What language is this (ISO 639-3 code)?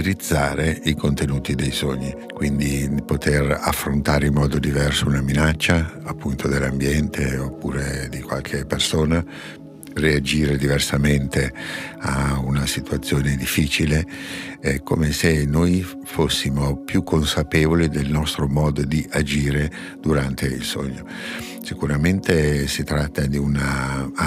ita